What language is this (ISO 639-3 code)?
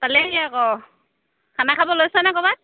asm